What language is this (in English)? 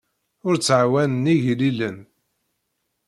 Kabyle